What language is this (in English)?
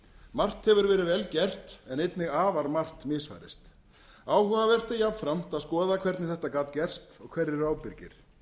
Icelandic